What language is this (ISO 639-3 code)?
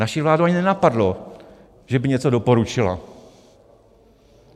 ces